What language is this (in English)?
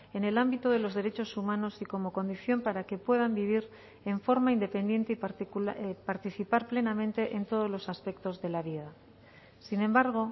Spanish